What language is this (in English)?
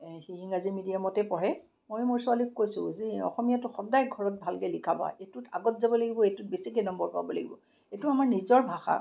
Assamese